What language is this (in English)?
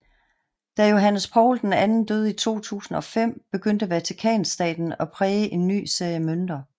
Danish